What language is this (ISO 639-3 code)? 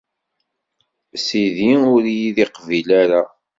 kab